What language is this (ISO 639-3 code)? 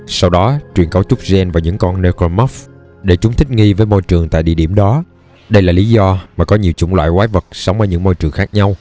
vie